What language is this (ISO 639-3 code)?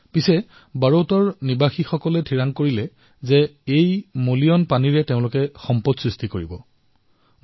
asm